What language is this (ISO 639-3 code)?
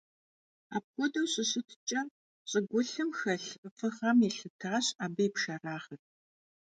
kbd